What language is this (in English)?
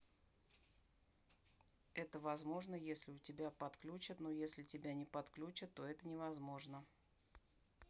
Russian